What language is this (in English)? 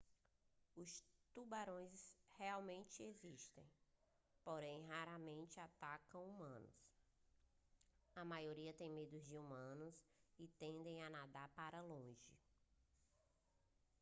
Portuguese